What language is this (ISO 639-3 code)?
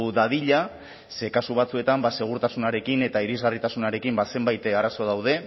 eus